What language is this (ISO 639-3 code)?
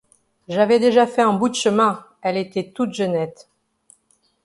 fra